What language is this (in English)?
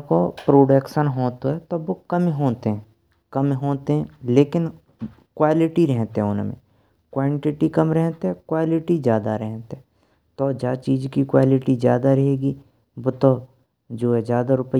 Braj